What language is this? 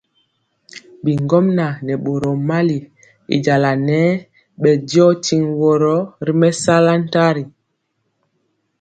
Mpiemo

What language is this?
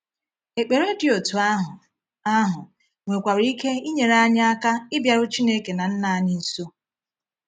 Igbo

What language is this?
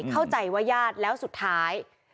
Thai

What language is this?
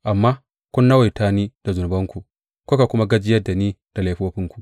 Hausa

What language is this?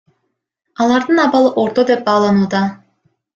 Kyrgyz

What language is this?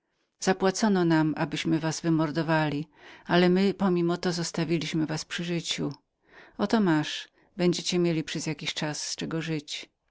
Polish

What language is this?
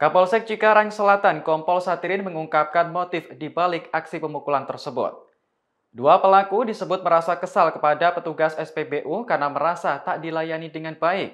Indonesian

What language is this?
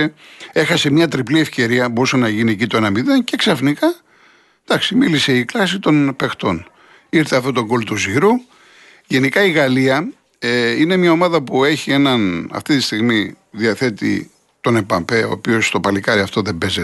Greek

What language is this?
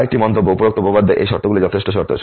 Bangla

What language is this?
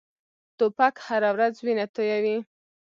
Pashto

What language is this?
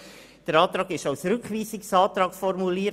Swiss German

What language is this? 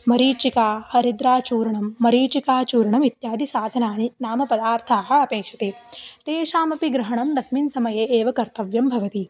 Sanskrit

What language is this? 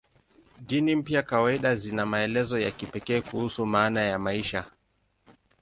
Swahili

